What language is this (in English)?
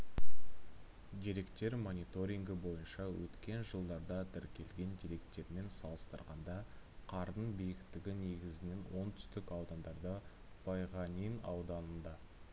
Kazakh